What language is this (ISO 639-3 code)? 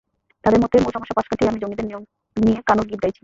ben